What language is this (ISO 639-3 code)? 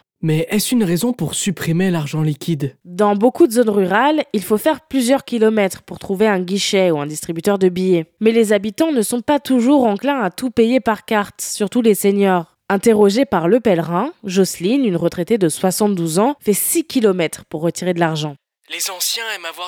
fra